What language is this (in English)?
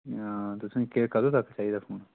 Dogri